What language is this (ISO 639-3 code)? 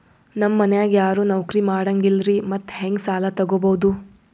kan